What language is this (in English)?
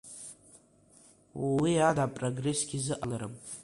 Abkhazian